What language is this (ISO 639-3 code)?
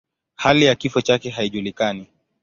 swa